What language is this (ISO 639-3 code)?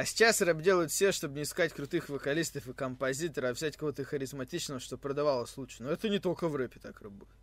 rus